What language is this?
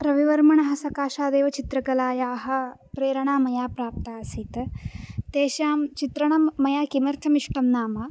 Sanskrit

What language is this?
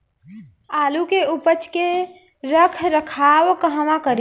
Bhojpuri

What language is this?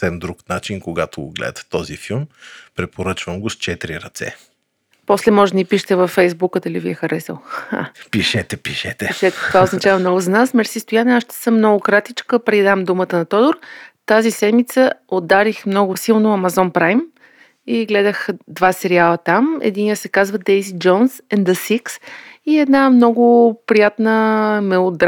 Bulgarian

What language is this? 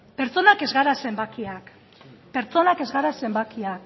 Basque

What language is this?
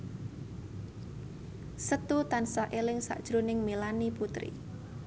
Javanese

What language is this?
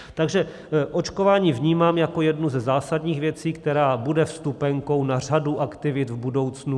Czech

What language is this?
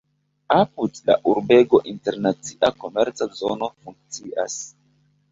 Esperanto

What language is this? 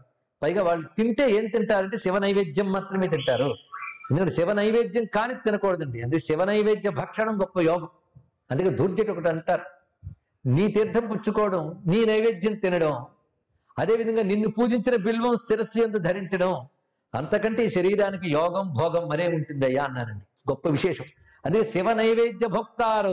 Telugu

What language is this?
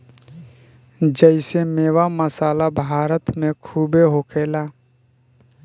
Bhojpuri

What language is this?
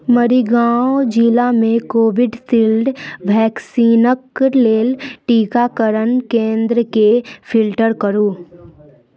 Maithili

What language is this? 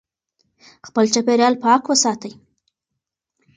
Pashto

